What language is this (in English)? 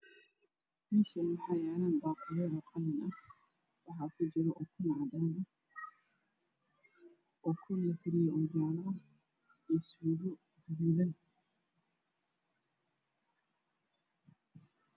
Somali